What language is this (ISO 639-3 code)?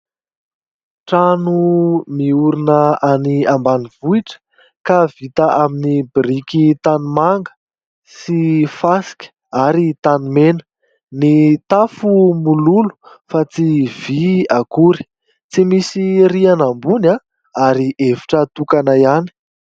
mlg